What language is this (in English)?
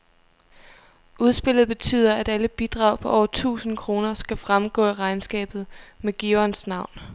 Danish